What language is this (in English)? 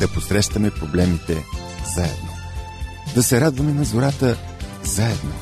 Bulgarian